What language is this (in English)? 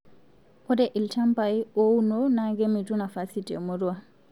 Masai